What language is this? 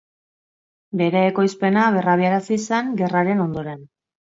Basque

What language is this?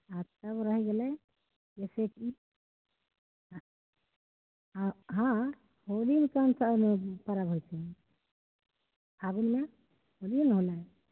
Maithili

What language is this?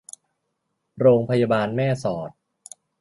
Thai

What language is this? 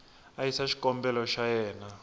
Tsonga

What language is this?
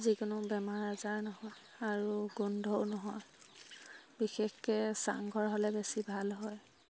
Assamese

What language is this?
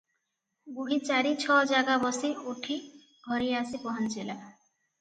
Odia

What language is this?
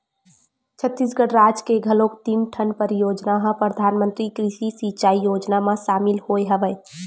Chhattisgarhi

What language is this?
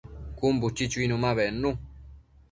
Matsés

